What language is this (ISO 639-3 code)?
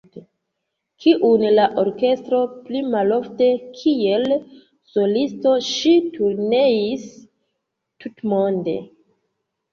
epo